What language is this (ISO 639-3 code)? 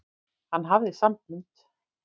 isl